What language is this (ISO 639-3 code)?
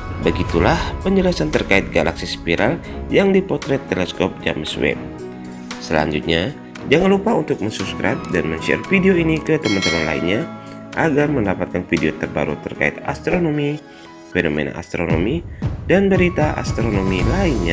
ind